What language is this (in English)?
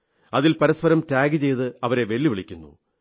Malayalam